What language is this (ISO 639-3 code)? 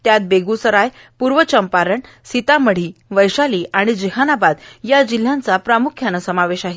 mar